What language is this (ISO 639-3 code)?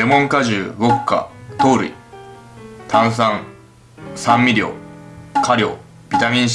jpn